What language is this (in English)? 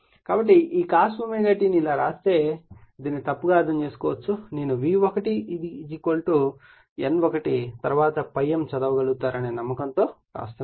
Telugu